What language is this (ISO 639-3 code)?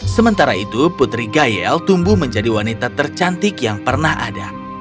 ind